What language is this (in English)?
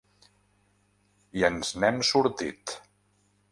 Catalan